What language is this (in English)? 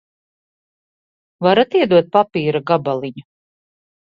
Latvian